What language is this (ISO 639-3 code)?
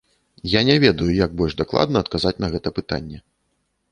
bel